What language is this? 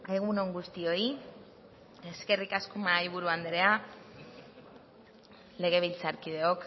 Basque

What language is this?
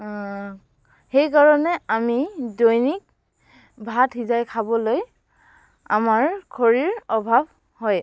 Assamese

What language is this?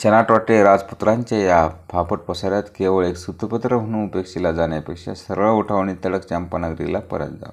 Romanian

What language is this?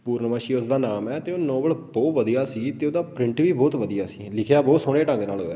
Punjabi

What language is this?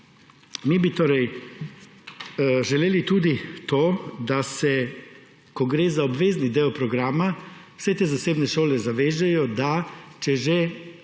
Slovenian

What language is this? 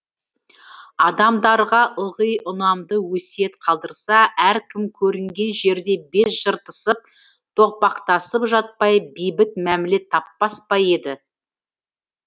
Kazakh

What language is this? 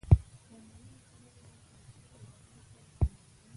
Pashto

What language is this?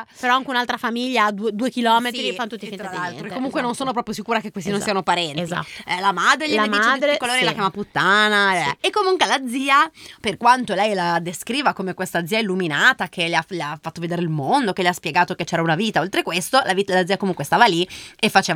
Italian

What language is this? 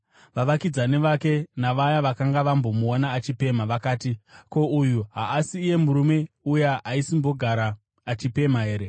Shona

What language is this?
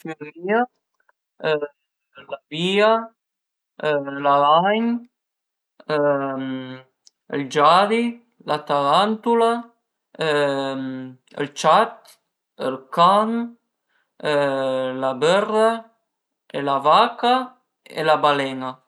Piedmontese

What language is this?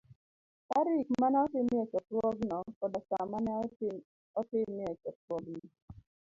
Luo (Kenya and Tanzania)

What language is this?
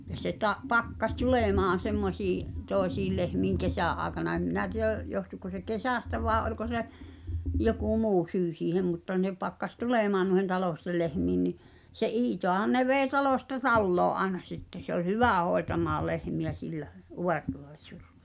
Finnish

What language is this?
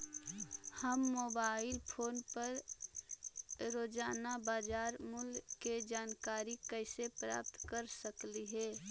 Magahi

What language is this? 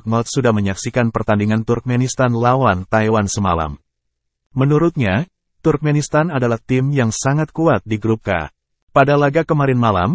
Indonesian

